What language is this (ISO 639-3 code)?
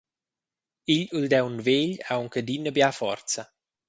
roh